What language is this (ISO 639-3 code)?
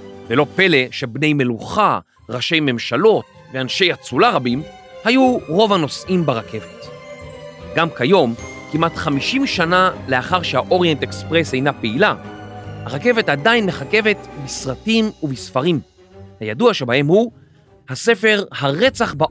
heb